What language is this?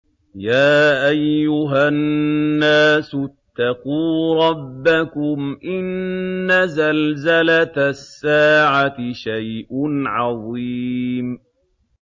Arabic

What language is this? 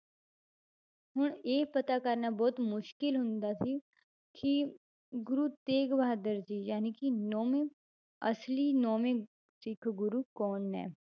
Punjabi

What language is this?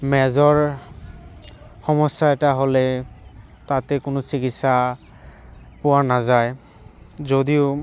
Assamese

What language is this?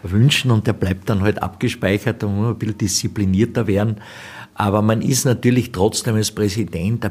German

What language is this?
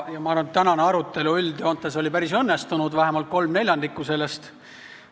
Estonian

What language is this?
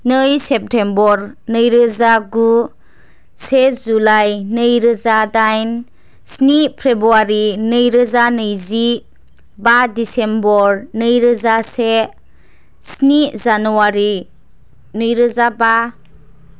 Bodo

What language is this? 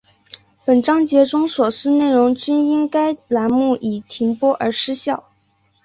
Chinese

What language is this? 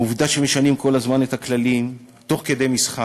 Hebrew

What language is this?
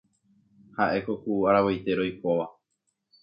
Guarani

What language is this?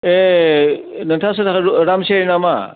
Bodo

